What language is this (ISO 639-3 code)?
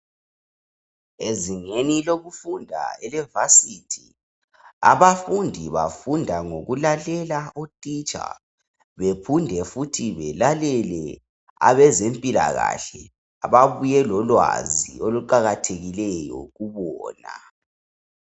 nde